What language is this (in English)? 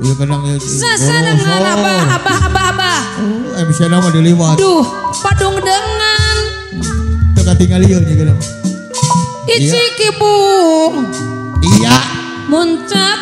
Indonesian